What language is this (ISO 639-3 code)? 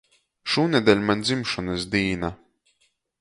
ltg